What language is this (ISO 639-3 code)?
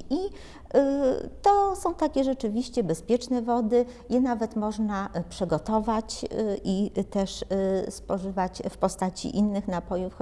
pol